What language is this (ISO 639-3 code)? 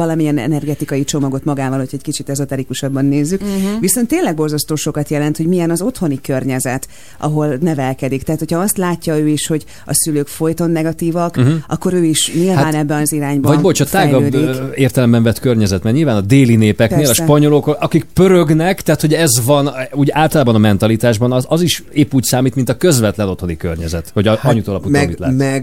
hun